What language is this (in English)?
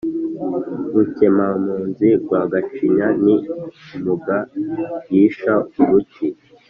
Kinyarwanda